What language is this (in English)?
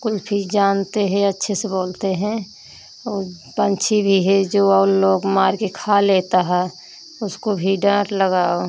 Hindi